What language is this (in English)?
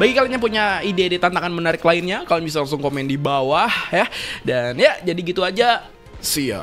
Indonesian